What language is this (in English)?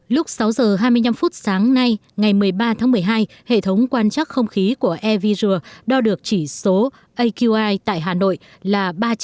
Vietnamese